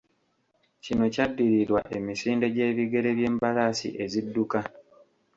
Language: Ganda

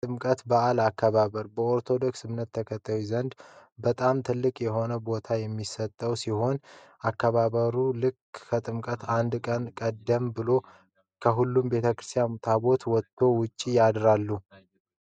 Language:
Amharic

